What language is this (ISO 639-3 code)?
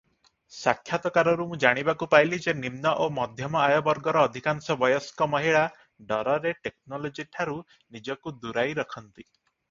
ori